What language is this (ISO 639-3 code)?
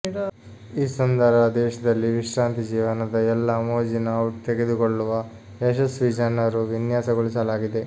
kan